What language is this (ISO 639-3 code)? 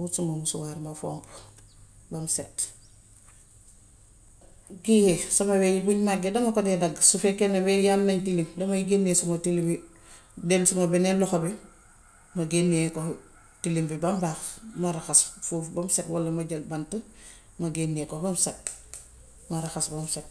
wof